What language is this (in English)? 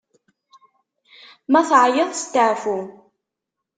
Kabyle